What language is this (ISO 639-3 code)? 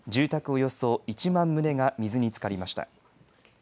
jpn